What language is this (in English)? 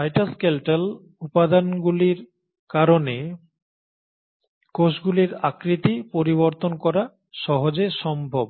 Bangla